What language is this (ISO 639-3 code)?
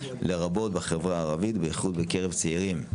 heb